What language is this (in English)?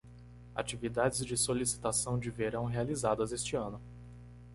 Portuguese